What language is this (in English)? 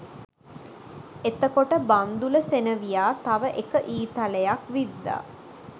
Sinhala